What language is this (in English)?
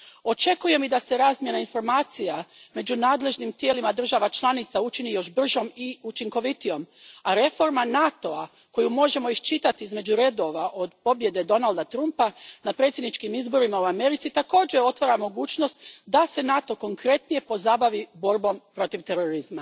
Croatian